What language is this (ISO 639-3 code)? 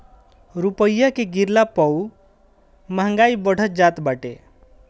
bho